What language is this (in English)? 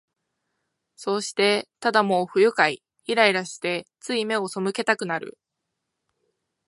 Japanese